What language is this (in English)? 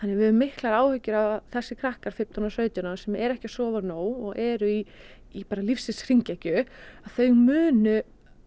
Icelandic